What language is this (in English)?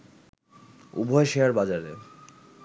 Bangla